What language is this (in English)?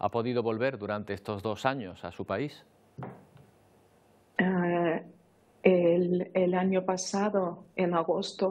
Spanish